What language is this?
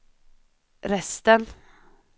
Swedish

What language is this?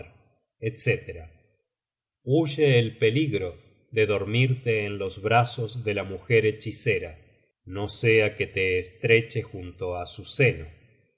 Spanish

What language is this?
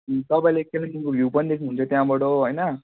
Nepali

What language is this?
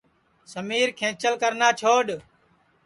Sansi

